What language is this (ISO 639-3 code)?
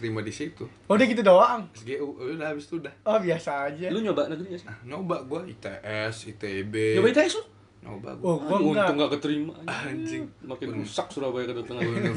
ind